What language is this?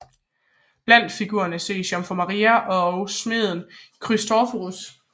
Danish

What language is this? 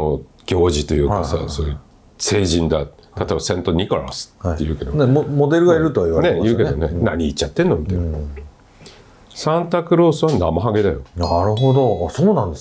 Japanese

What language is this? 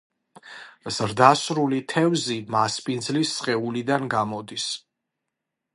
Georgian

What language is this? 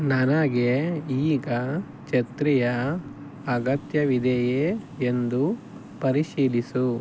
Kannada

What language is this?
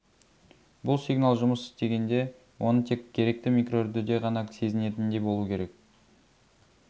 Kazakh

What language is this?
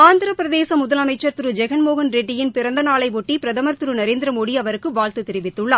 Tamil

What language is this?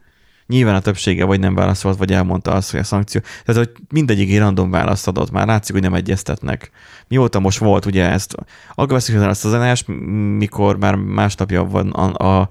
Hungarian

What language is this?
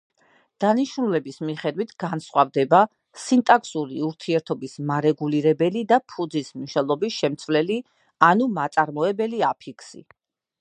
Georgian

